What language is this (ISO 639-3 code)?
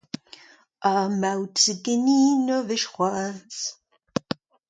bre